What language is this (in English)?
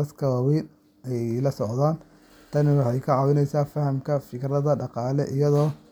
Somali